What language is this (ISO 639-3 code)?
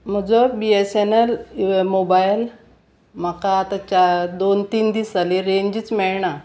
kok